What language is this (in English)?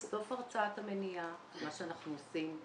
Hebrew